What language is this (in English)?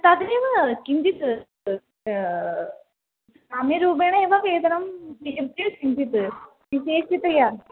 Sanskrit